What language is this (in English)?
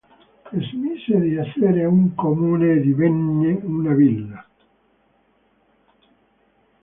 Italian